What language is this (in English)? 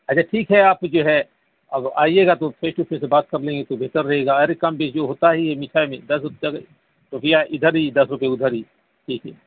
Urdu